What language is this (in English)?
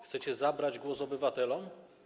Polish